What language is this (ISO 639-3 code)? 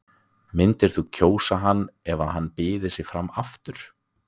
isl